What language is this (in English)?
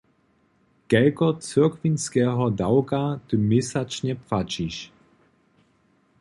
Upper Sorbian